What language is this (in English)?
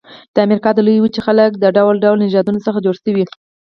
Pashto